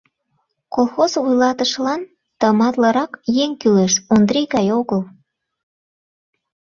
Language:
Mari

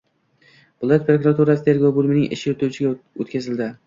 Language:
Uzbek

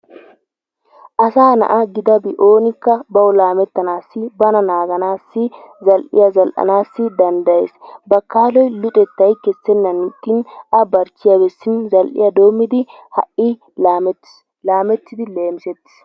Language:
Wolaytta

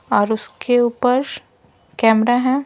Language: Hindi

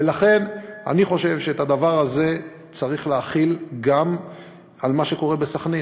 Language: Hebrew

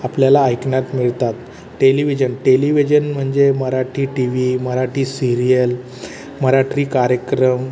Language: Marathi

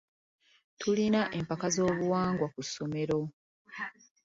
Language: Ganda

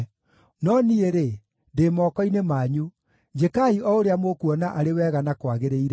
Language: Kikuyu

